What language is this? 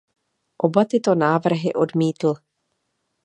Czech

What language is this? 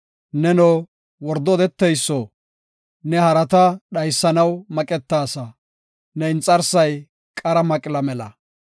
Gofa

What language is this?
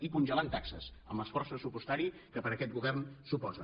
Catalan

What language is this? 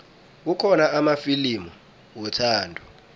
South Ndebele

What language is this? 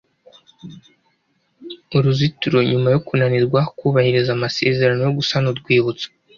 Kinyarwanda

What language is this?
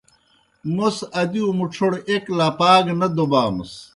Kohistani Shina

